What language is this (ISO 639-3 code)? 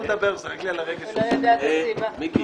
heb